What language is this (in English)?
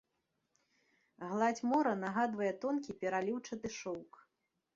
Belarusian